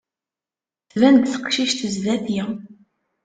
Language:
Kabyle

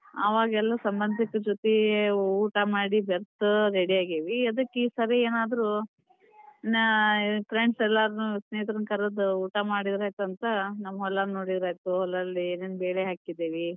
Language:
Kannada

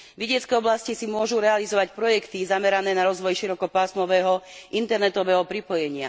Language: Slovak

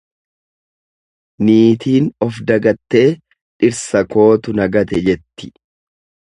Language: Oromo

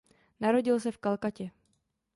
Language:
Czech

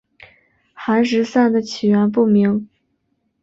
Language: Chinese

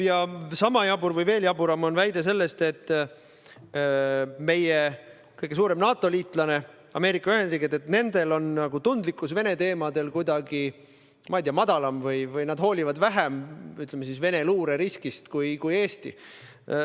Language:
Estonian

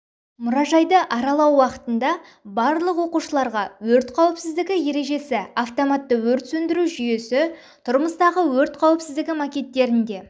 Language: Kazakh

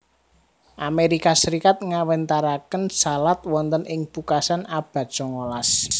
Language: Javanese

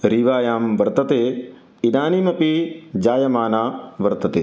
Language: Sanskrit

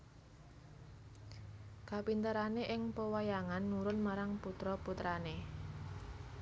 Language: Javanese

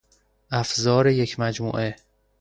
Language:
Persian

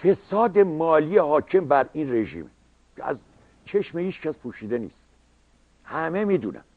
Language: Persian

